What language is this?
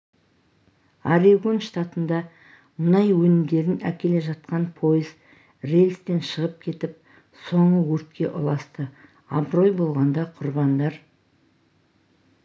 Kazakh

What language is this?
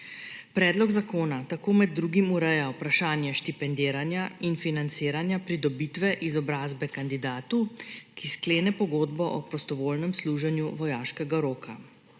Slovenian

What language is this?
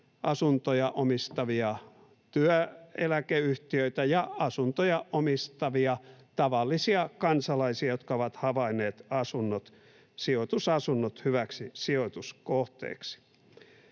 Finnish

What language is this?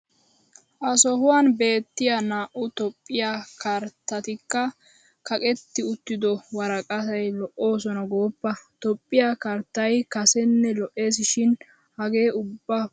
Wolaytta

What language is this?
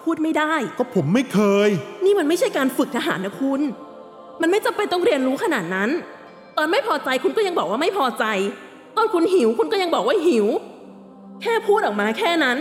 Thai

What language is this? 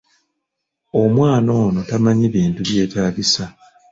Ganda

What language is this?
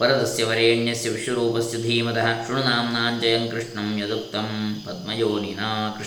Kannada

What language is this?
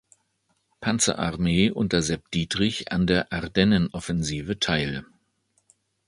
German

